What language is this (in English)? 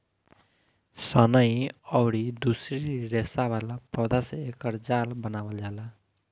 Bhojpuri